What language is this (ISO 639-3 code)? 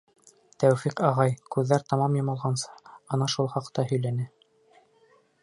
bak